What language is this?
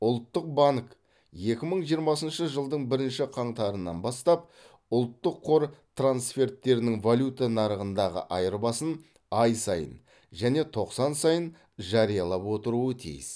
Kazakh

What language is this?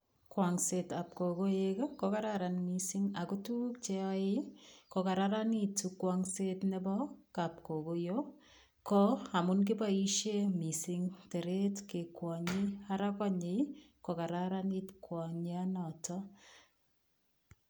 Kalenjin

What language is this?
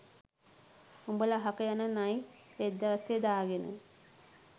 Sinhala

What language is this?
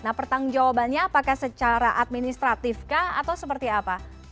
Indonesian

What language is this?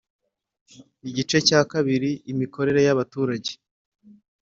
Kinyarwanda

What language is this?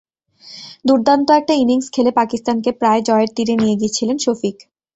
Bangla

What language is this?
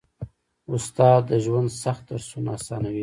Pashto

